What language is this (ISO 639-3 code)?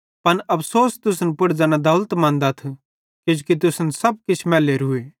bhd